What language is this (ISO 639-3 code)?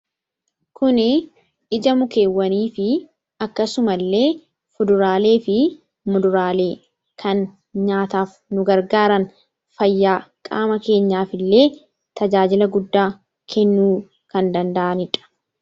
orm